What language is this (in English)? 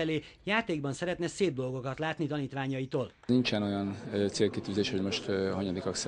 Hungarian